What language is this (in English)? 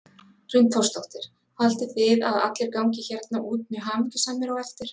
Icelandic